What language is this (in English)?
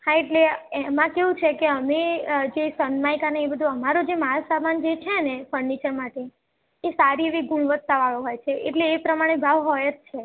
Gujarati